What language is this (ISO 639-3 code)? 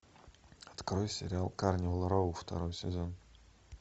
rus